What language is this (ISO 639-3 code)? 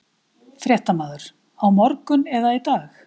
isl